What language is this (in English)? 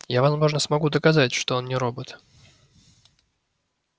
Russian